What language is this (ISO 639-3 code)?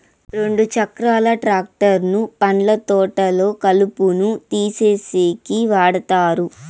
tel